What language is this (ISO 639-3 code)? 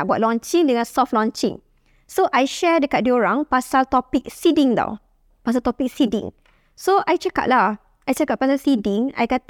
msa